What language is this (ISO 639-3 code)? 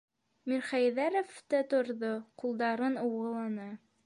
bak